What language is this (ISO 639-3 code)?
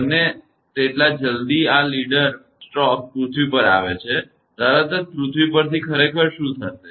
guj